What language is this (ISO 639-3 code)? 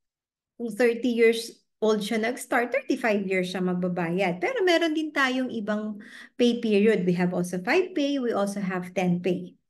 fil